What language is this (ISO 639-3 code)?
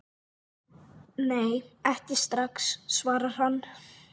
isl